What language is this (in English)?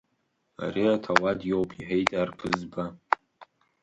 Abkhazian